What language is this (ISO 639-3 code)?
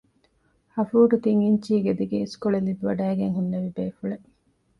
div